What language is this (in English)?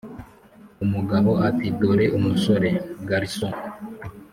Kinyarwanda